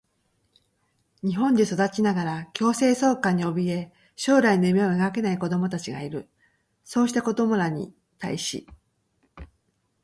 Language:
Japanese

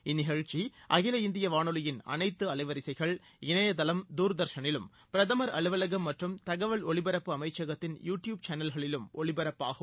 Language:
Tamil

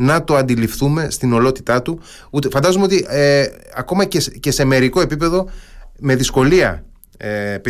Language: Greek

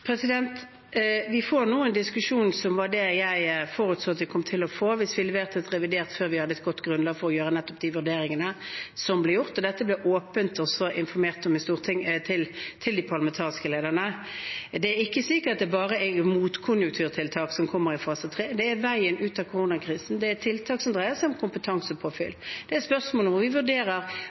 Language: Norwegian Bokmål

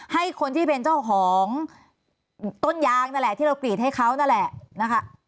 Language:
Thai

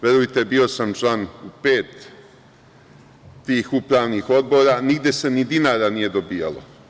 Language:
Serbian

